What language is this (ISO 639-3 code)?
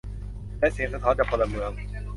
tha